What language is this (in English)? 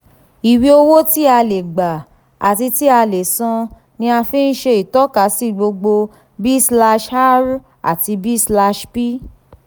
Yoruba